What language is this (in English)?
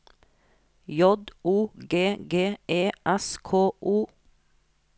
Norwegian